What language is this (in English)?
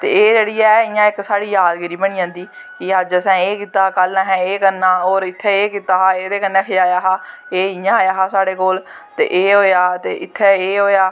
Dogri